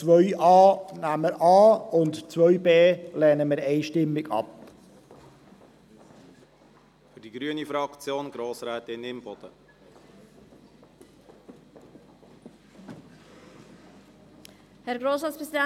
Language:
Swiss German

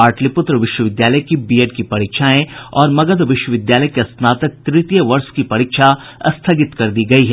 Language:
Hindi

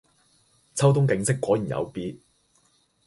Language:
Cantonese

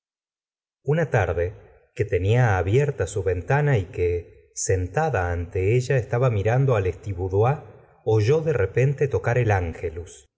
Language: Spanish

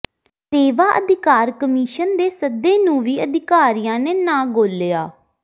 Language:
Punjabi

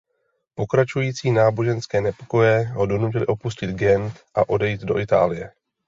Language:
Czech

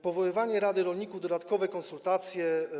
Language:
Polish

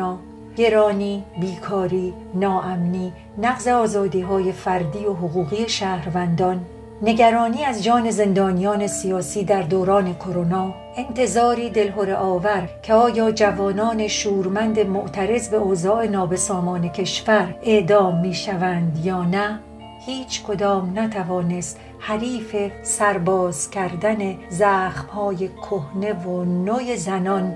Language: Persian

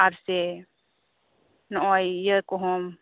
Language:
Santali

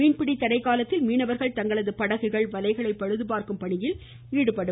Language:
Tamil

